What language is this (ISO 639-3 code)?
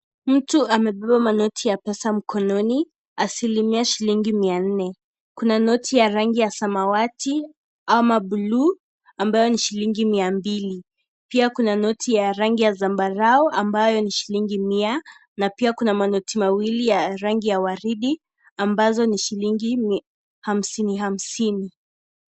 swa